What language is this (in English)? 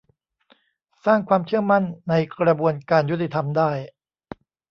Thai